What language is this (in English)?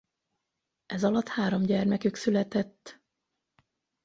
Hungarian